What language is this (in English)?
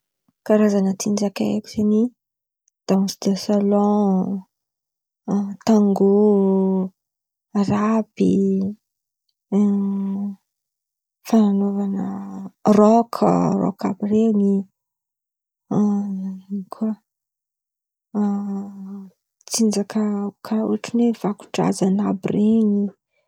Antankarana Malagasy